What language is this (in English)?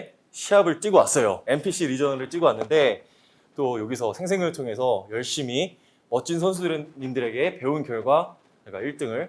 Korean